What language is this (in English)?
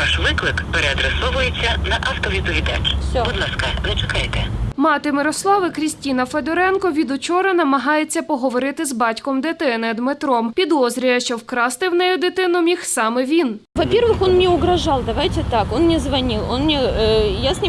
Ukrainian